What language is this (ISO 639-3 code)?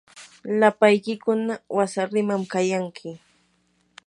qur